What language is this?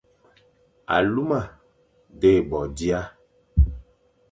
Fang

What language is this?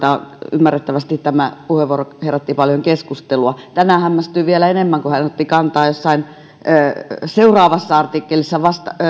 Finnish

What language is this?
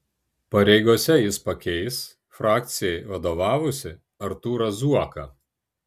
Lithuanian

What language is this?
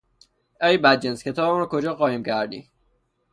Persian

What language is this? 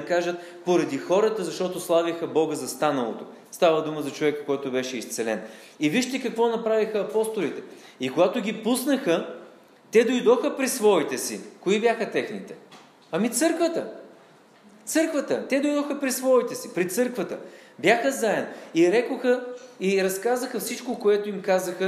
Bulgarian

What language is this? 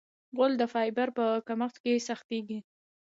Pashto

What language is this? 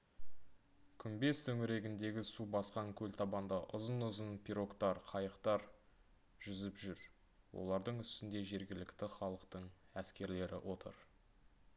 Kazakh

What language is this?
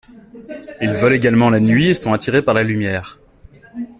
French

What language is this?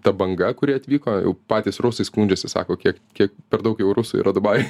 Lithuanian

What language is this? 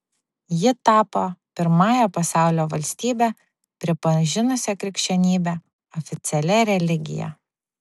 Lithuanian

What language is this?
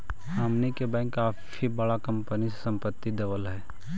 Magahi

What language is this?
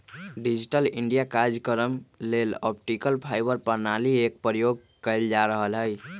Magahi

